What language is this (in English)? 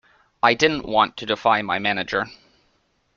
English